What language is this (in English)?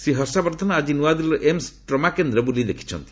Odia